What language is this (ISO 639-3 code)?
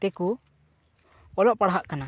sat